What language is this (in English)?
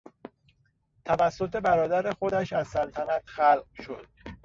Persian